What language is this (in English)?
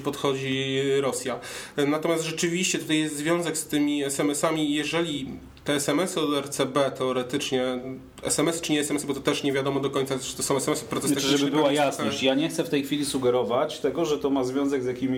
Polish